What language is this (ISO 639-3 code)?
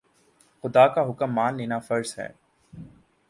urd